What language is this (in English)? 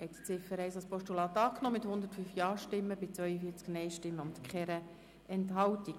Swiss German